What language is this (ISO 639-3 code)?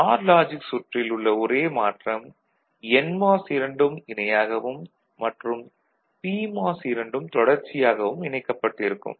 tam